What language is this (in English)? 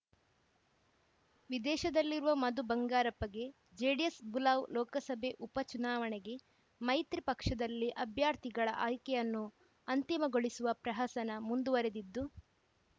Kannada